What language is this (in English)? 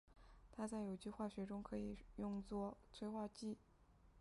Chinese